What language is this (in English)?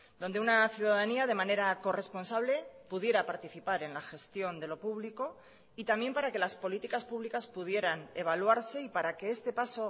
Spanish